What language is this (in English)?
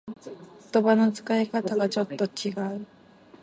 Japanese